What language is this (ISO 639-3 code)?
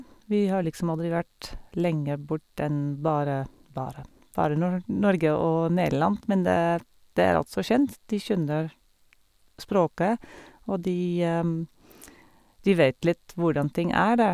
nor